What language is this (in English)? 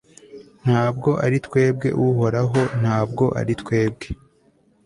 Kinyarwanda